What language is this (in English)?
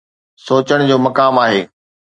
Sindhi